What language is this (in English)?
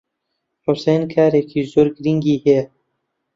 Central Kurdish